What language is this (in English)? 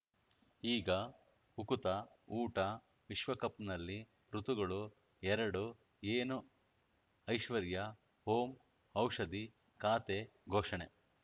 Kannada